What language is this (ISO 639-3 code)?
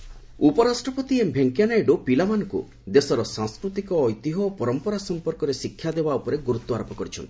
ori